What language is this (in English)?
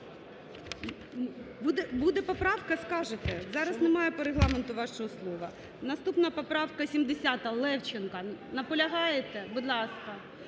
Ukrainian